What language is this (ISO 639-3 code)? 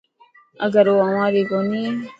mki